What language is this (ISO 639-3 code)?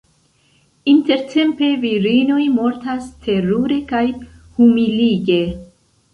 epo